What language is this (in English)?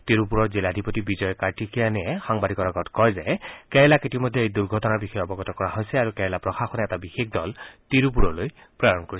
Assamese